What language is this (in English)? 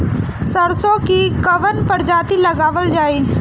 Bhojpuri